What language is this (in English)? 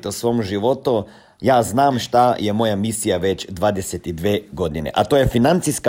Croatian